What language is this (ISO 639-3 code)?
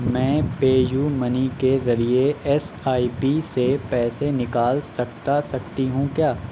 urd